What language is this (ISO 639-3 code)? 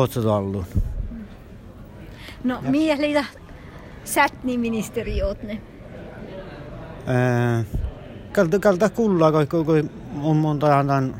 fin